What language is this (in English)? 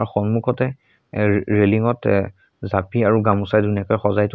Assamese